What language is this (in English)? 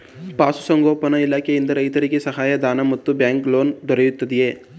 Kannada